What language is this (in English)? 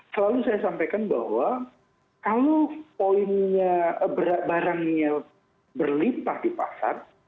Indonesian